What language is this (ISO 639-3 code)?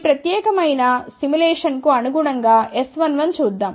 tel